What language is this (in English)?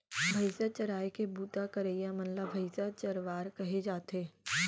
Chhattisgarhi